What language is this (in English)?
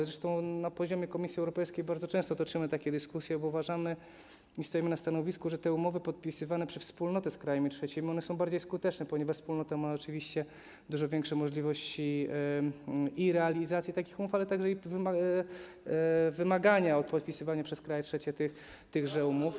Polish